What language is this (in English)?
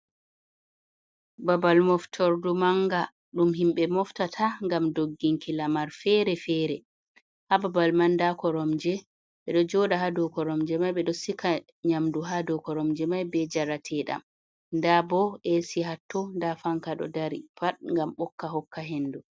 Fula